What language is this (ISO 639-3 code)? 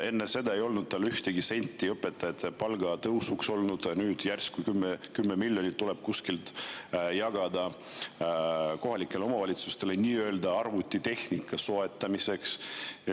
est